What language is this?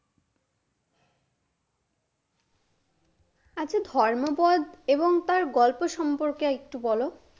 Bangla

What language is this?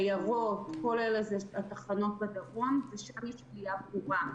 Hebrew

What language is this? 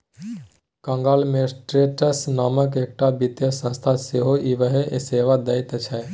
Maithili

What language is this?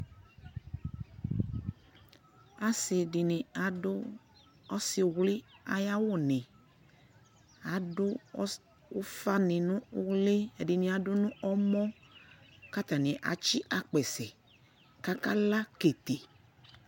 Ikposo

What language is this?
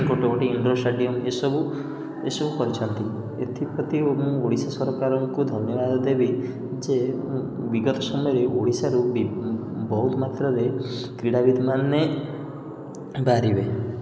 Odia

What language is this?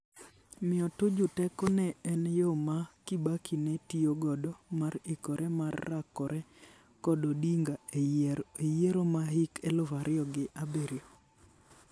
Luo (Kenya and Tanzania)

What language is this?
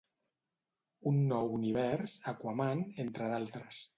Catalan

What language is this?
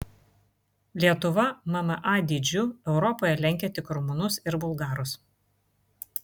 Lithuanian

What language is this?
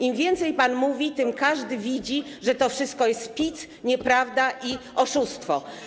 Polish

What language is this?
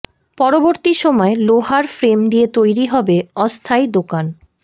Bangla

